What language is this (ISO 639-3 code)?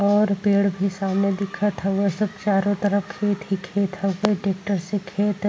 bho